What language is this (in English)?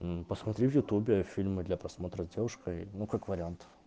Russian